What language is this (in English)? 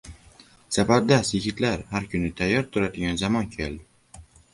Uzbek